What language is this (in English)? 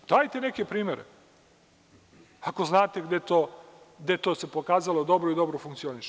Serbian